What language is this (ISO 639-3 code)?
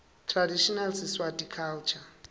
ssw